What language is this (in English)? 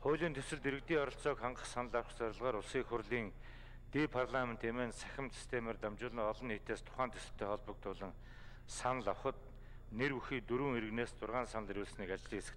Turkish